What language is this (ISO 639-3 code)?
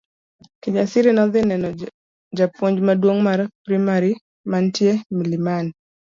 luo